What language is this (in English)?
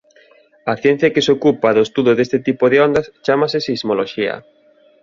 Galician